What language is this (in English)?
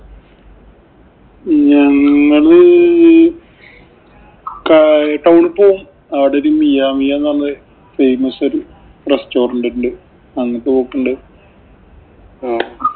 Malayalam